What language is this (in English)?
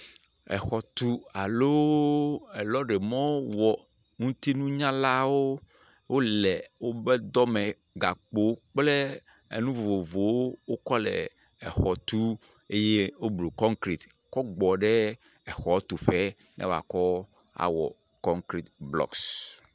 Ewe